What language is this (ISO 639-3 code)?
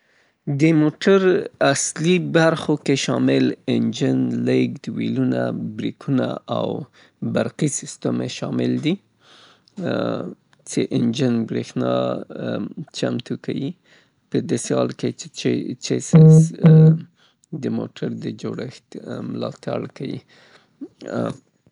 pbt